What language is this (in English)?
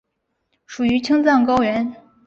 Chinese